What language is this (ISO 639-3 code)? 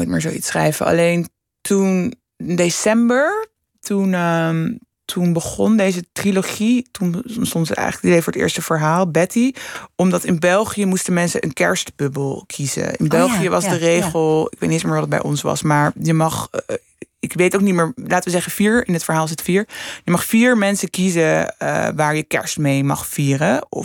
nld